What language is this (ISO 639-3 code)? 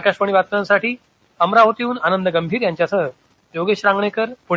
mar